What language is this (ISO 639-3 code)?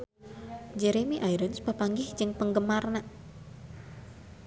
sun